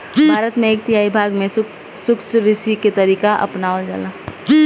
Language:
Bhojpuri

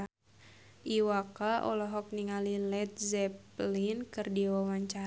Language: Sundanese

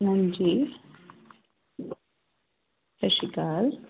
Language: Punjabi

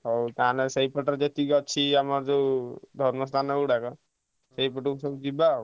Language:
Odia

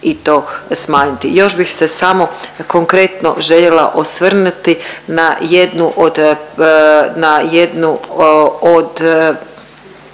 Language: Croatian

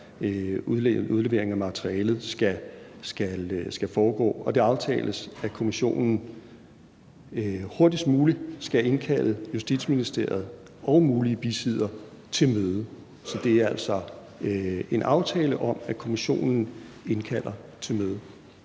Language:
Danish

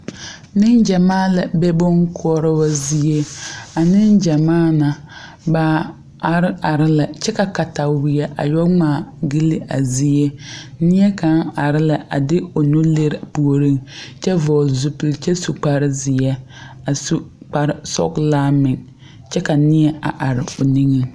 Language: Southern Dagaare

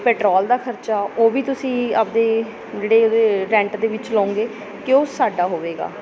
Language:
Punjabi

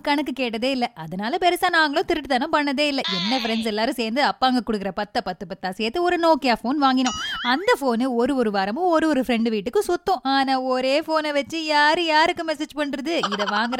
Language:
Tamil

